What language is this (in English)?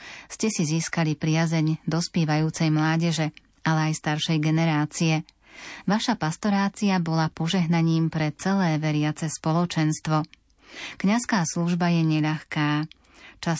Slovak